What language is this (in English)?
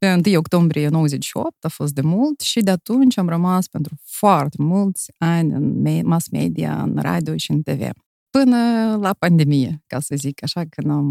Romanian